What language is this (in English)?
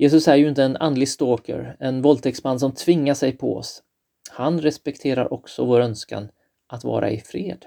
Swedish